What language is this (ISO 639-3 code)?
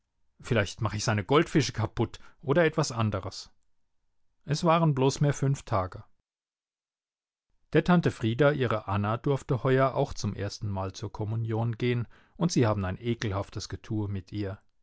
deu